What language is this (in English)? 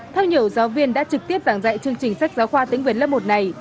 Vietnamese